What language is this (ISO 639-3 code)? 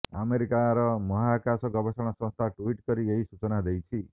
ori